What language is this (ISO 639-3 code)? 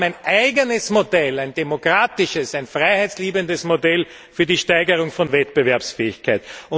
deu